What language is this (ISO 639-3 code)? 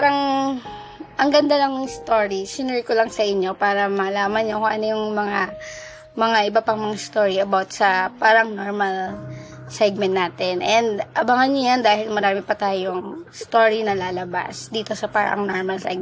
fil